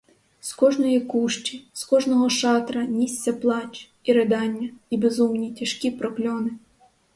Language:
Ukrainian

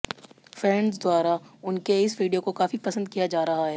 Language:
Hindi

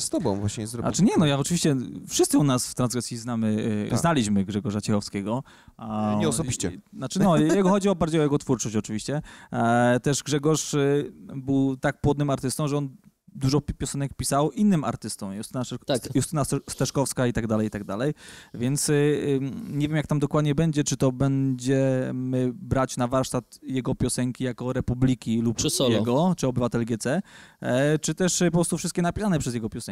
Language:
Polish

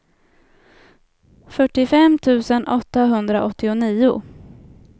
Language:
Swedish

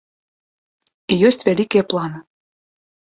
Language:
Belarusian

